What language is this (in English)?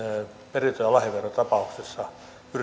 Finnish